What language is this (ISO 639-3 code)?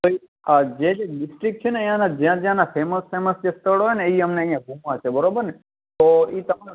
guj